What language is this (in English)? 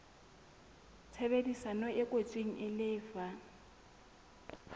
Southern Sotho